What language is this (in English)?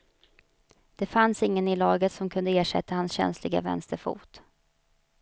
Swedish